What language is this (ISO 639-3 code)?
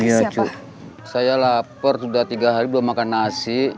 ind